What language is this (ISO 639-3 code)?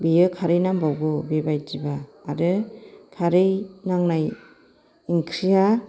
brx